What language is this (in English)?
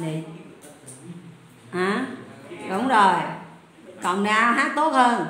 Vietnamese